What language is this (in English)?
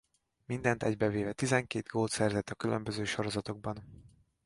Hungarian